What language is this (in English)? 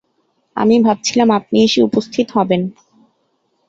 Bangla